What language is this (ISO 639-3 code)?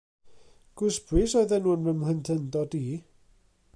cym